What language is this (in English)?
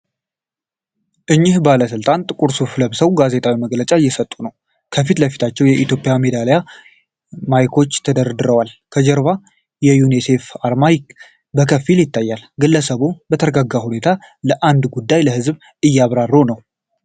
Amharic